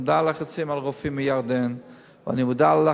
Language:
Hebrew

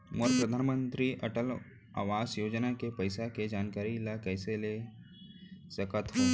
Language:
Chhattisgarhi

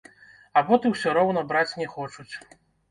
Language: Belarusian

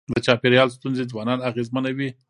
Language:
Pashto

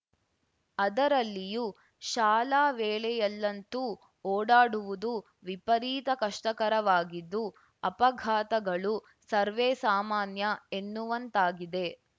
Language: Kannada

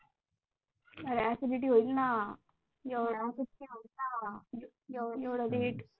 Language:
Marathi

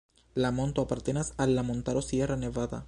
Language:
Esperanto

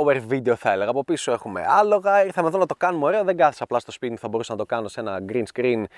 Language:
Greek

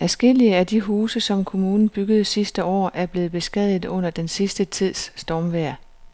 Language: Danish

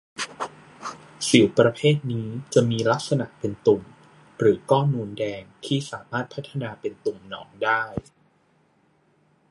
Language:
Thai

